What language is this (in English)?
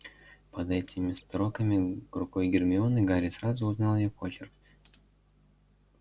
Russian